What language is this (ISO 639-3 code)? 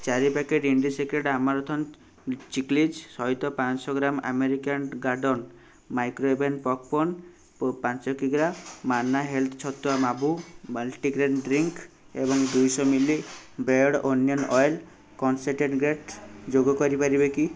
ori